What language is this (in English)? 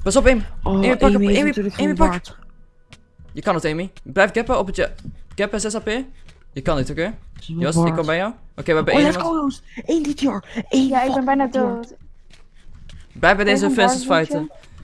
Dutch